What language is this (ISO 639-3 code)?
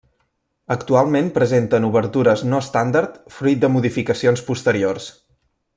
cat